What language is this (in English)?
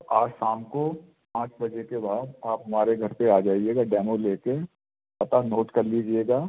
Hindi